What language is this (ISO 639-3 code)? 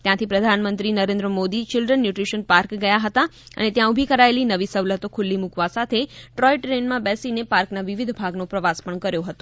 guj